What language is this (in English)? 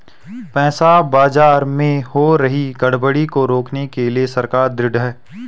Hindi